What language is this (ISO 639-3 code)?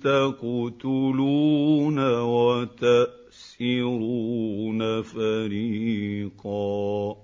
ara